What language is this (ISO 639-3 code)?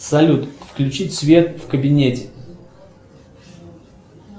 rus